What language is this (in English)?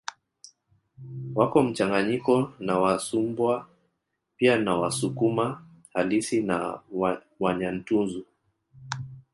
Swahili